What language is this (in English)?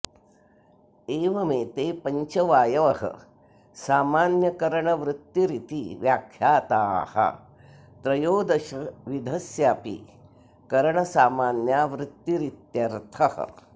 Sanskrit